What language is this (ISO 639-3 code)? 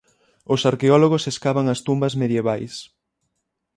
glg